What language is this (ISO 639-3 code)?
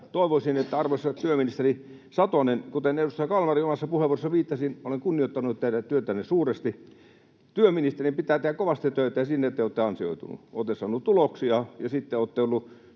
fin